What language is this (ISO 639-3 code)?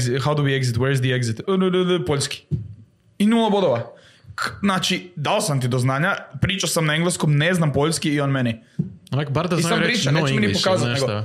hrv